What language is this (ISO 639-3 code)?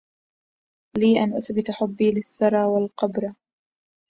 ara